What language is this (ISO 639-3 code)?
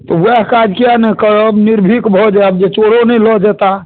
mai